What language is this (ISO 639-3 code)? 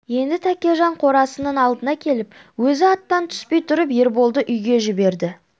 kaz